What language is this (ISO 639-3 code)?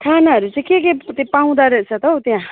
nep